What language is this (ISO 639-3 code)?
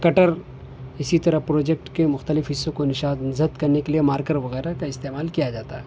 urd